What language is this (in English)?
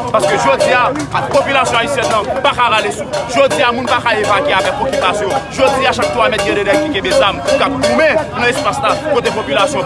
French